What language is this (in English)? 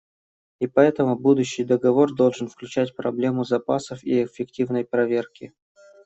Russian